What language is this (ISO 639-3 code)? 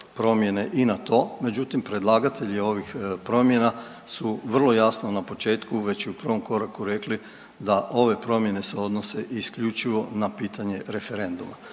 hrv